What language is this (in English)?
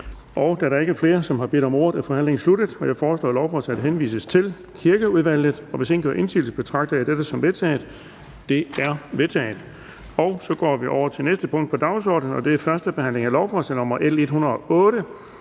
Danish